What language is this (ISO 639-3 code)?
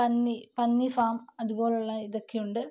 mal